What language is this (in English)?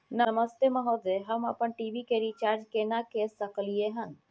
Maithili